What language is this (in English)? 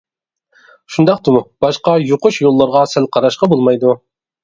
Uyghur